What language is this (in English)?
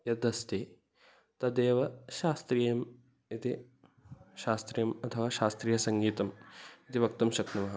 Sanskrit